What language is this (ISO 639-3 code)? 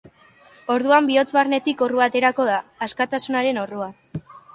eus